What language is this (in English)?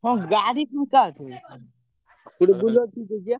Odia